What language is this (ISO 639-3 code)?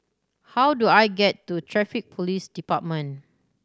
eng